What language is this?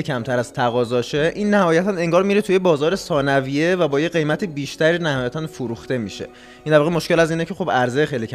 Persian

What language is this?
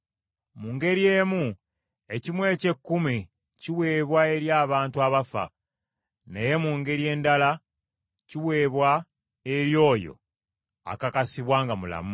Ganda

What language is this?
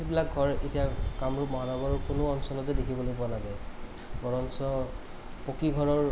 Assamese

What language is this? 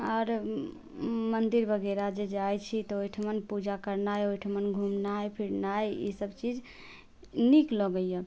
Maithili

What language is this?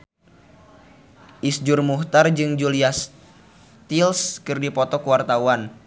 Sundanese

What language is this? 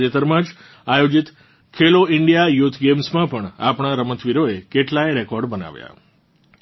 Gujarati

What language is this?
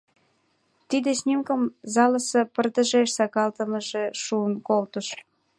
Mari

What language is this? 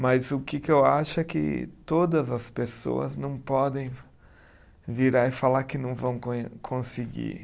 Portuguese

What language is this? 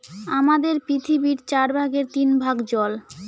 Bangla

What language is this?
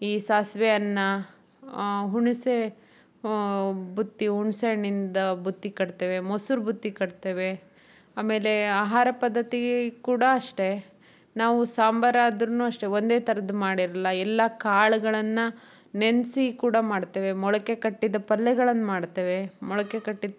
Kannada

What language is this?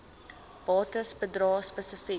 Afrikaans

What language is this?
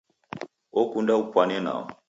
Taita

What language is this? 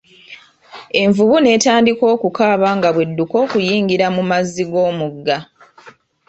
Ganda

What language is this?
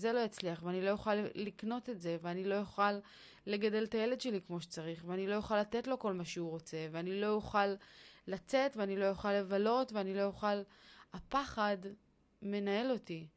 Hebrew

